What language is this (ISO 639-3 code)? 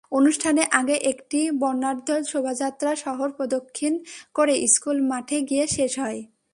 ben